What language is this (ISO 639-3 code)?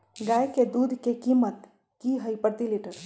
mag